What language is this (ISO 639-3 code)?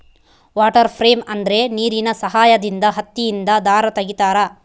kan